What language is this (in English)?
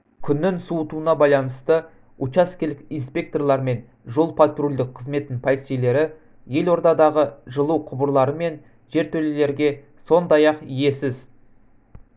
Kazakh